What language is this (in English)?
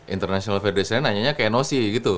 Indonesian